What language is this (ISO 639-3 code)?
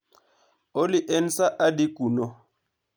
luo